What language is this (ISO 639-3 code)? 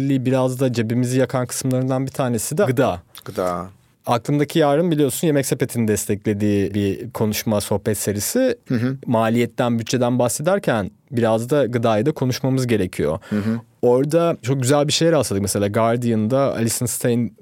tur